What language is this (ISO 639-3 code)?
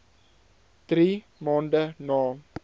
afr